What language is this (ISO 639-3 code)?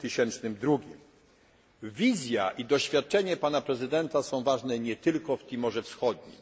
pol